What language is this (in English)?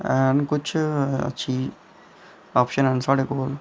Dogri